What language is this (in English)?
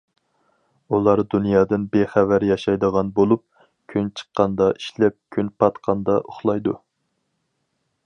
Uyghur